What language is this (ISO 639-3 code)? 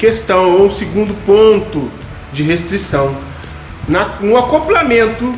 por